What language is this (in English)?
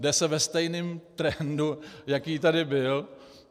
Czech